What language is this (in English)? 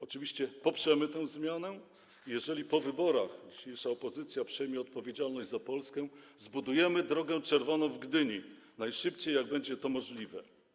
Polish